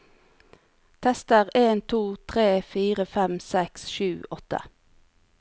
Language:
Norwegian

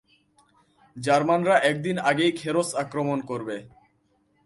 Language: Bangla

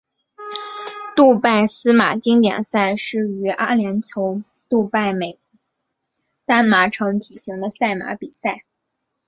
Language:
Chinese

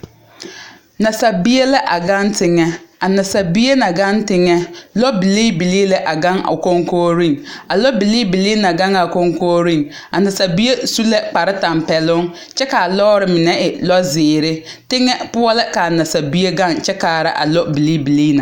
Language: Southern Dagaare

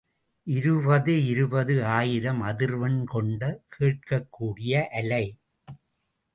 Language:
Tamil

